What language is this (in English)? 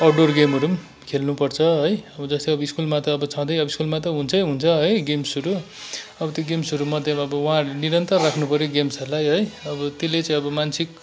Nepali